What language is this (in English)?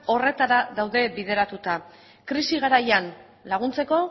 Basque